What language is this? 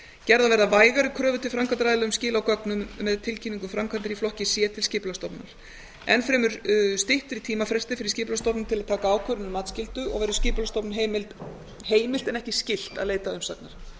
Icelandic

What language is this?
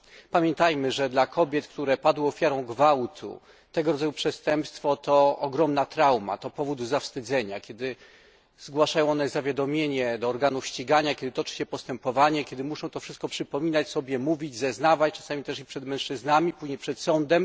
Polish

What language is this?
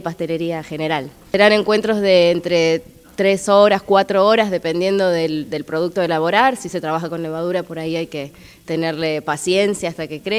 Spanish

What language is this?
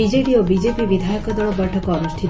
Odia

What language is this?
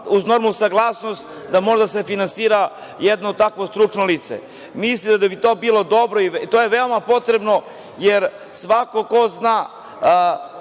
Serbian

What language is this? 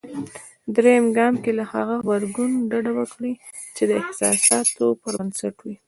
Pashto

